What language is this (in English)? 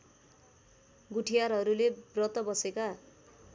Nepali